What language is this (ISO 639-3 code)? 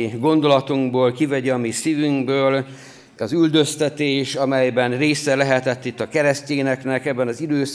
hun